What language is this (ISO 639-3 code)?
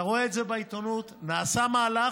heb